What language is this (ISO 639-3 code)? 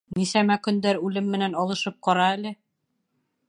bak